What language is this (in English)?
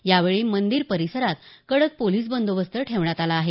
Marathi